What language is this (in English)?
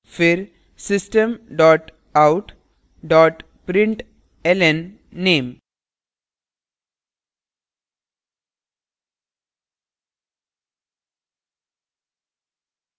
Hindi